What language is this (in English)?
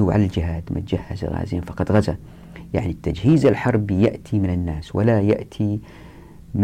Arabic